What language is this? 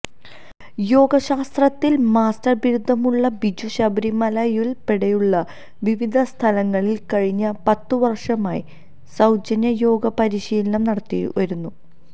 Malayalam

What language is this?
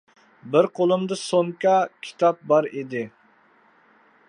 Uyghur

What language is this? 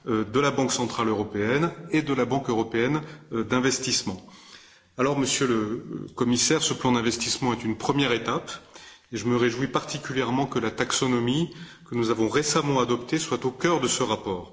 French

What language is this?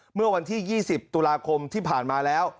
Thai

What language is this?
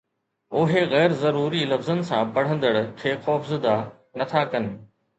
Sindhi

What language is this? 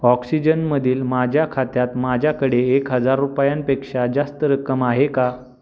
Marathi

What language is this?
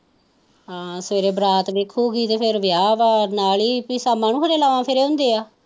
Punjabi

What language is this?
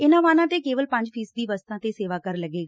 Punjabi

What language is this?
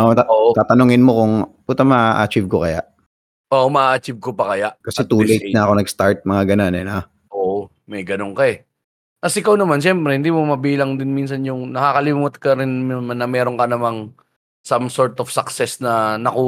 Filipino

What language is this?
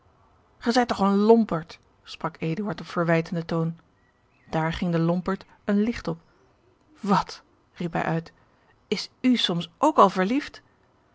Dutch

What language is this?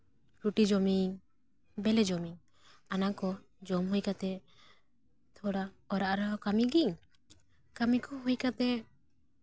Santali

